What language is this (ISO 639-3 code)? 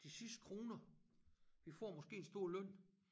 dan